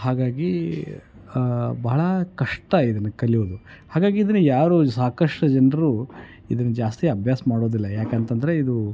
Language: Kannada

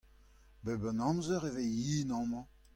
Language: Breton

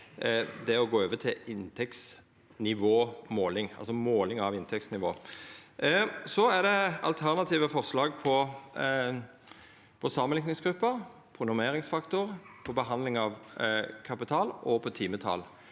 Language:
Norwegian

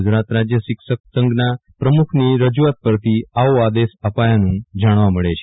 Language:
Gujarati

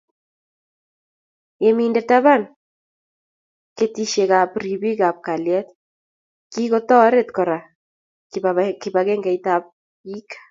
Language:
Kalenjin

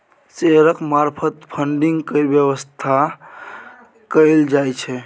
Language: Maithili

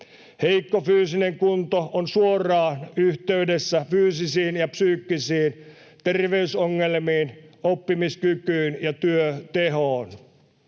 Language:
Finnish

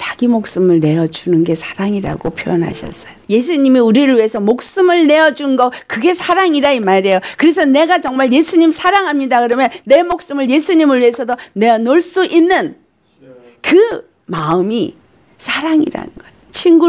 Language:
Korean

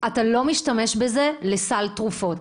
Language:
Hebrew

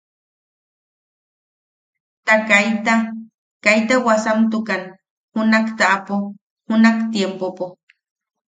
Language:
Yaqui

